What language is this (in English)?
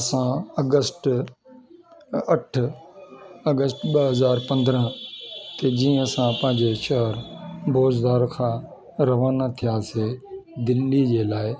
Sindhi